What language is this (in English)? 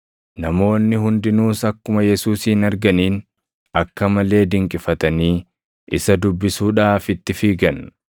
Oromo